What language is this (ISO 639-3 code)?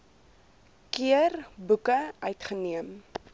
afr